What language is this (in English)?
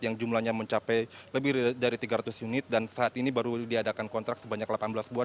Indonesian